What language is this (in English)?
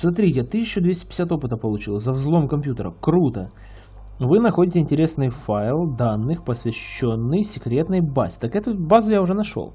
Russian